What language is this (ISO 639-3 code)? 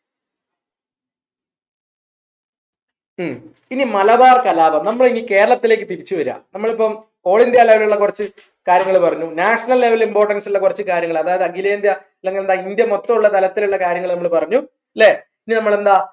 mal